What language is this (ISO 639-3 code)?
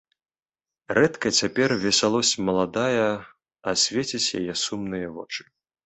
bel